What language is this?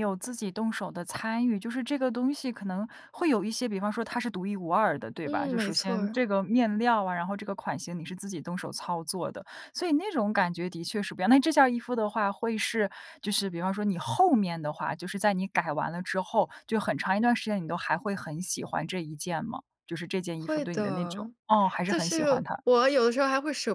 Chinese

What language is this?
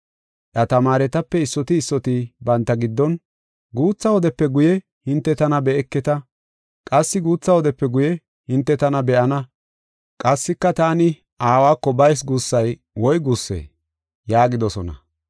Gofa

